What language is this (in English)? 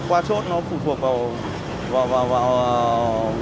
Vietnamese